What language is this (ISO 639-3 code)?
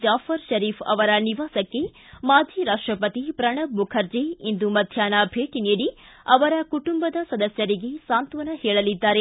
kan